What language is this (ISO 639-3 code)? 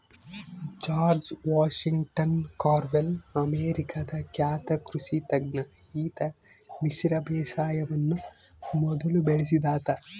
kan